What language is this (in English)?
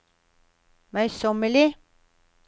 Norwegian